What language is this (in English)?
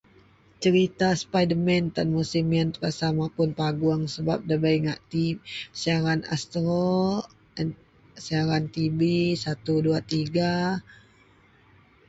Central Melanau